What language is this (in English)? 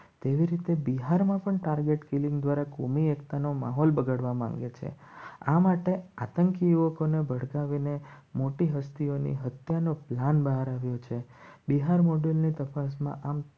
Gujarati